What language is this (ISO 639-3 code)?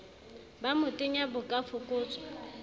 sot